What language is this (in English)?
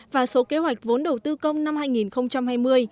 Vietnamese